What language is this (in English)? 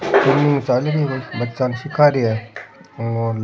Rajasthani